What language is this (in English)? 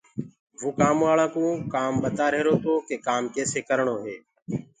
Gurgula